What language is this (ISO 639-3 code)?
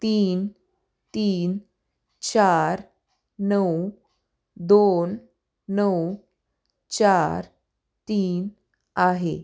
mar